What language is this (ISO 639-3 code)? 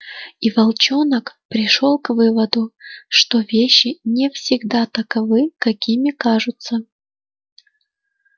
rus